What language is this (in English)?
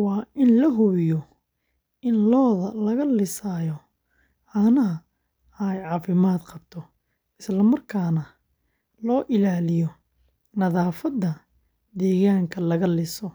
Somali